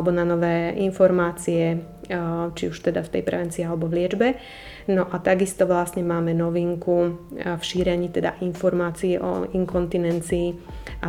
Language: Slovak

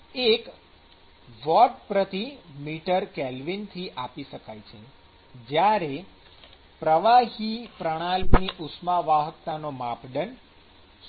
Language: Gujarati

